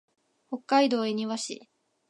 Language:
Japanese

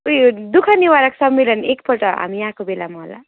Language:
Nepali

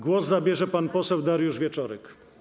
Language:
Polish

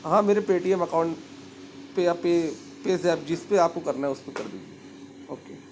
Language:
Urdu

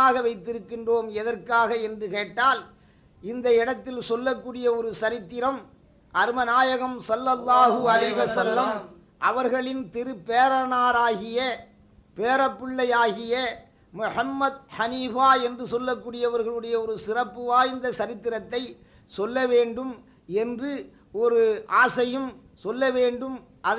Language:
Tamil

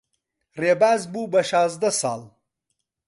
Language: Central Kurdish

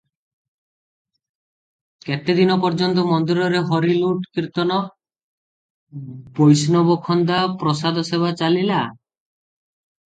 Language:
Odia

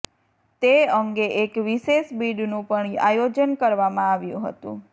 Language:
Gujarati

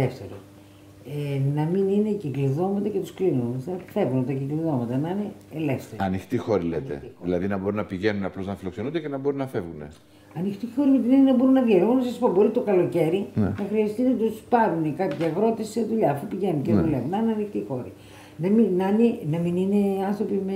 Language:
Greek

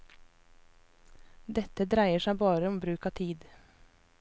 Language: Norwegian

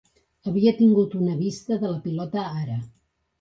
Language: Catalan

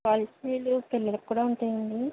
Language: Telugu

